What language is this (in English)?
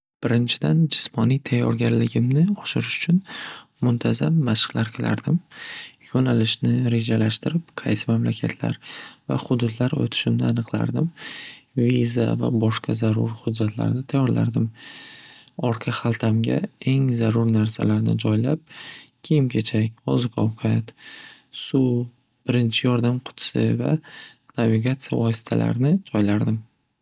Uzbek